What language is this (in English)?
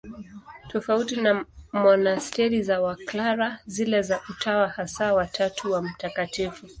Swahili